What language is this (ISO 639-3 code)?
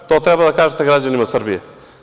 srp